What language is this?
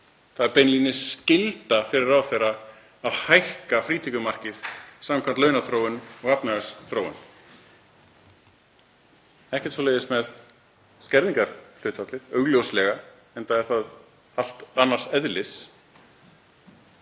Icelandic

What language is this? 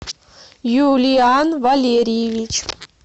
Russian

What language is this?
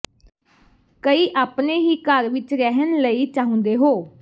Punjabi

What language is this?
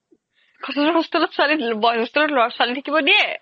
Assamese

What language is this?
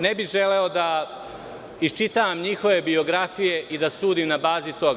Serbian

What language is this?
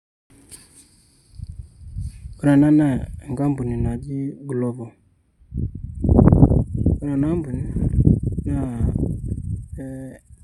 Masai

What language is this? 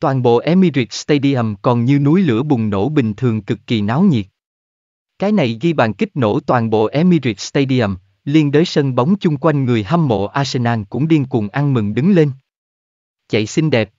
Vietnamese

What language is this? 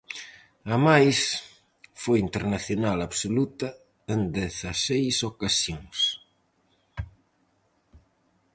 Galician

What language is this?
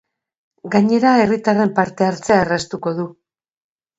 Basque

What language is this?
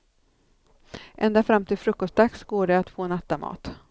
Swedish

